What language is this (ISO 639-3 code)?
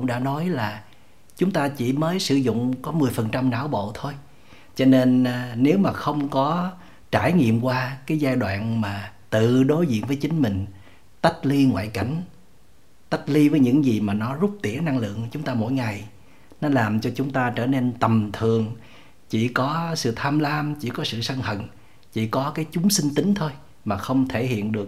vie